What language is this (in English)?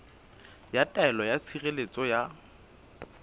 Southern Sotho